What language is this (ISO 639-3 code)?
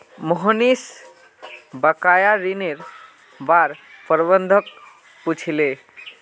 mag